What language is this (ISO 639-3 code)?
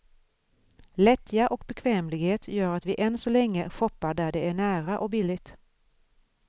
swe